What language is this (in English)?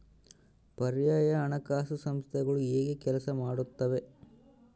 Kannada